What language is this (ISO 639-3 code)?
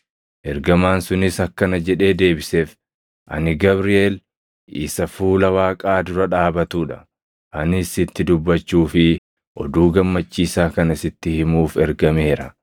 orm